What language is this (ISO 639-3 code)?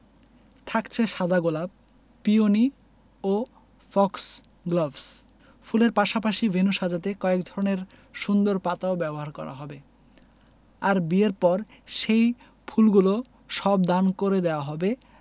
ben